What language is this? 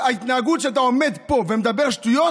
Hebrew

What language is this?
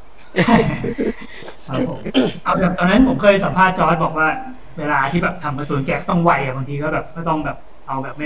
Thai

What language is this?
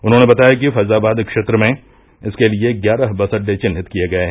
Hindi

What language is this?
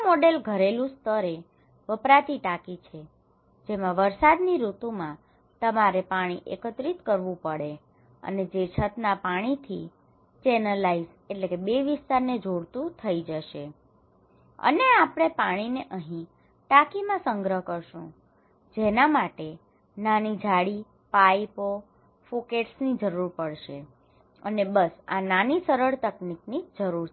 Gujarati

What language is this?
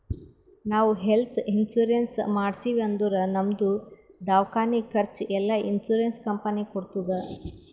Kannada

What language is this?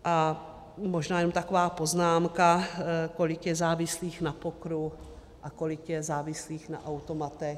Czech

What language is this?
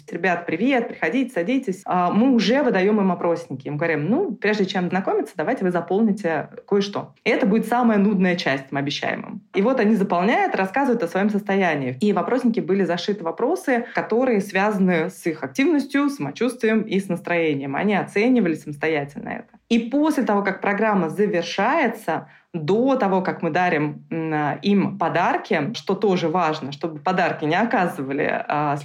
Russian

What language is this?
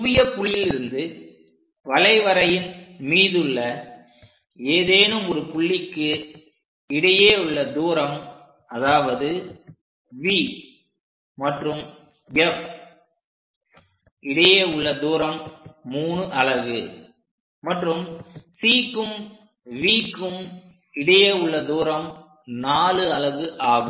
Tamil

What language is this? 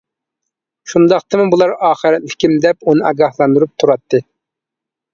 Uyghur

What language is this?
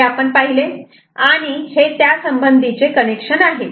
Marathi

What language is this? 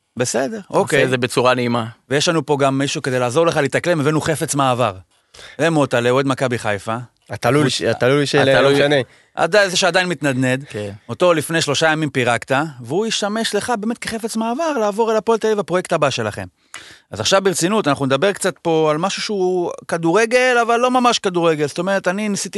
Hebrew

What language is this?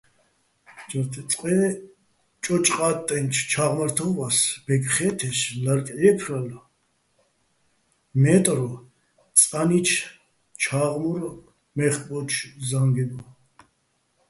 Bats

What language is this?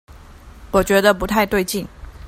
Chinese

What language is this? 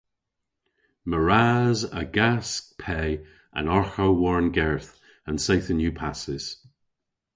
Cornish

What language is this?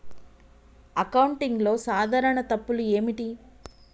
Telugu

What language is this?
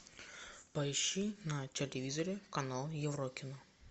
Russian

